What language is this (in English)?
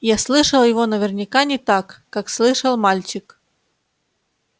Russian